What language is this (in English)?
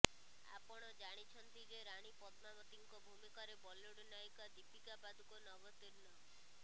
Odia